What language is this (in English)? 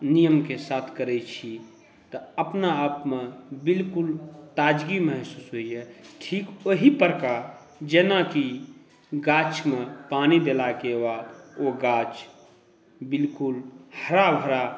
Maithili